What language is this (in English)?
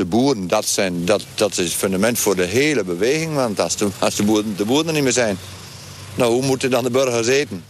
Dutch